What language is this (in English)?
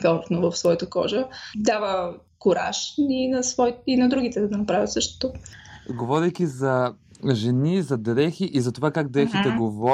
Bulgarian